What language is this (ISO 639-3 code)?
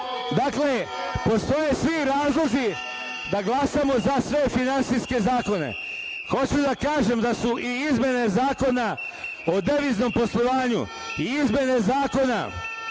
srp